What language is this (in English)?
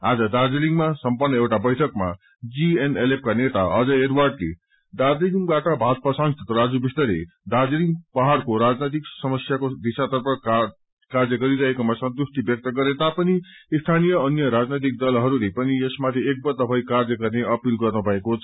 Nepali